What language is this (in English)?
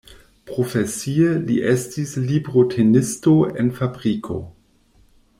Esperanto